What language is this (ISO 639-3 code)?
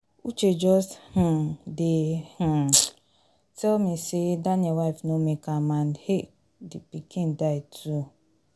pcm